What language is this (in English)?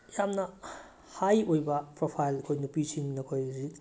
Manipuri